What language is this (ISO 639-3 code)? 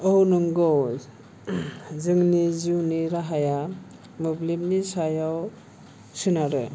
brx